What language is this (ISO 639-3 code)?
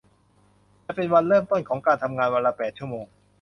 tha